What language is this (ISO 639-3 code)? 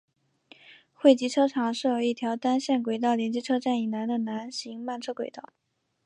zho